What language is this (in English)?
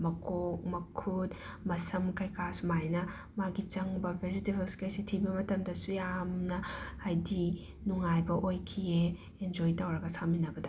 Manipuri